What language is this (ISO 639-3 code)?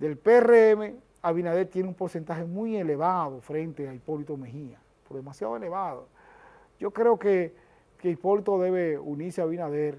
spa